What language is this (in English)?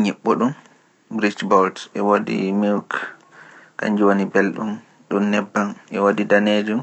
Pular